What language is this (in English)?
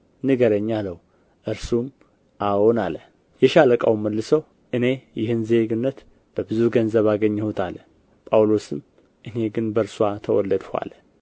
Amharic